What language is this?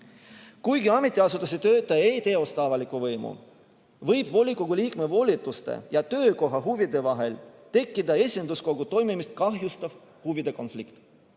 Estonian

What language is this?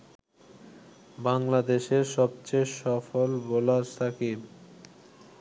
Bangla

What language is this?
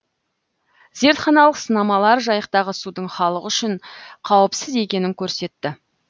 Kazakh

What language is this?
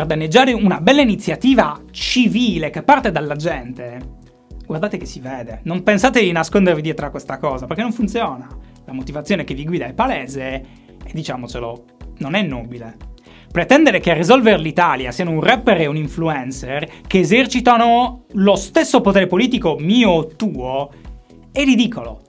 Italian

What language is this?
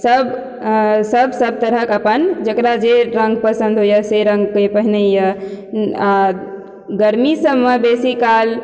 Maithili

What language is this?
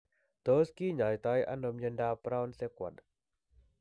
Kalenjin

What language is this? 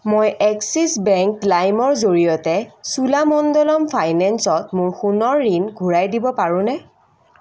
Assamese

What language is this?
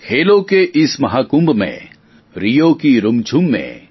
Gujarati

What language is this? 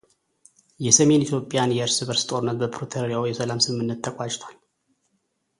Amharic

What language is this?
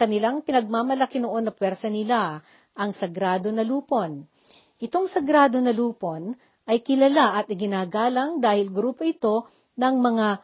Filipino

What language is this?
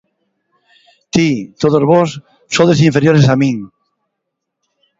Galician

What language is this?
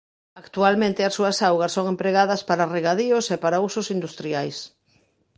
Galician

